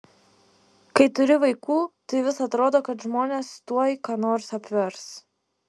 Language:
Lithuanian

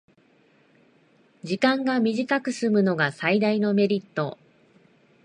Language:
Japanese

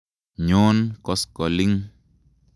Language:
Kalenjin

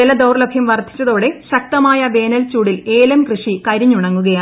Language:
Malayalam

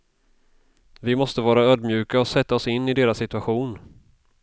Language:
Swedish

